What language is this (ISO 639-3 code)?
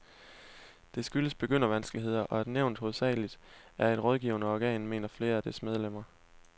dan